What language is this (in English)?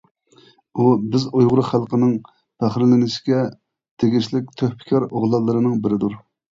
Uyghur